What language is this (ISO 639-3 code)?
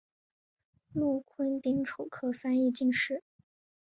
zho